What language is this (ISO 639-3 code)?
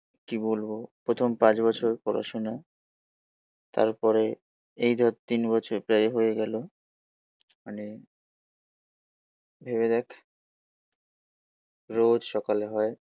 ben